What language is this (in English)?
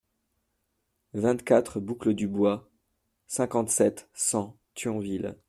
French